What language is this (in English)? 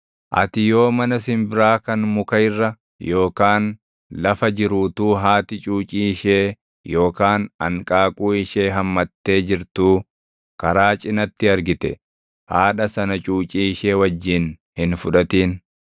Oromo